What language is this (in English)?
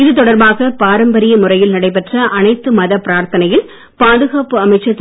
Tamil